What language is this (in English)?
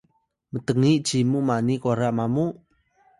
Atayal